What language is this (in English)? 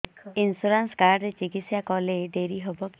Odia